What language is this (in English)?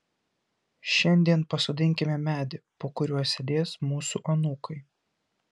Lithuanian